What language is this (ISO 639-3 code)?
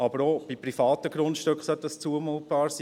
gsw